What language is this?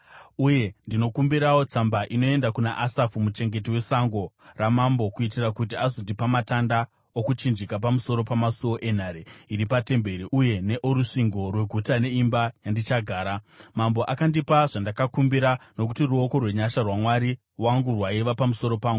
Shona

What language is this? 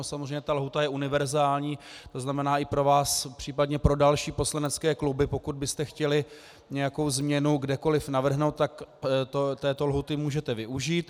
Czech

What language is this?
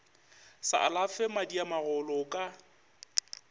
Northern Sotho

